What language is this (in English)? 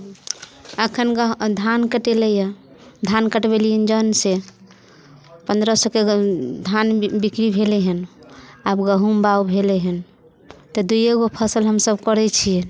Maithili